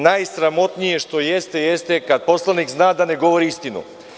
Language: Serbian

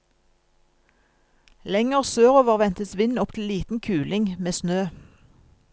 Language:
Norwegian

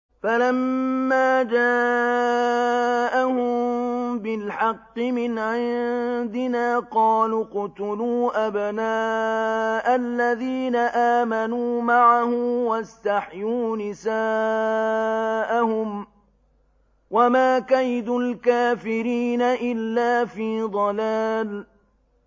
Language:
Arabic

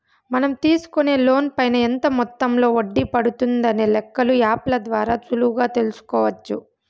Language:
Telugu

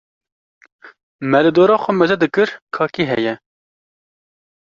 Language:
Kurdish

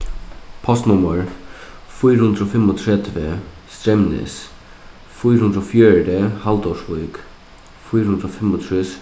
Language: Faroese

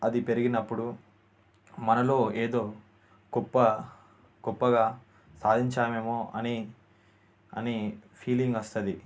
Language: Telugu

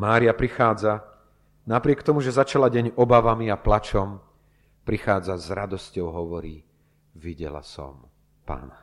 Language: Slovak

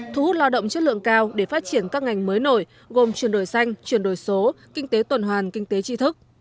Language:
Vietnamese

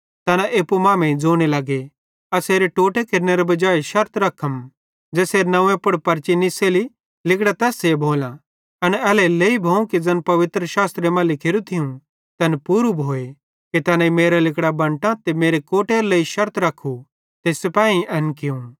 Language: Bhadrawahi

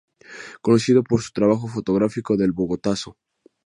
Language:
Spanish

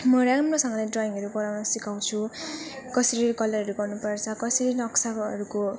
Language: Nepali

